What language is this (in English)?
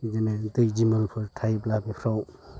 Bodo